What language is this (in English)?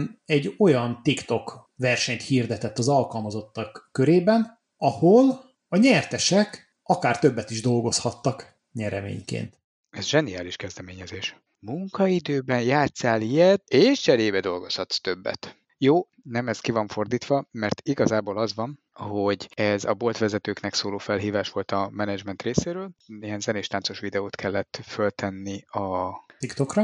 Hungarian